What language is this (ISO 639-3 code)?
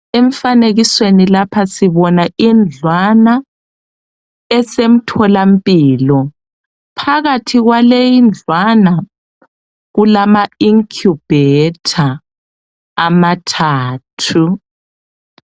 nde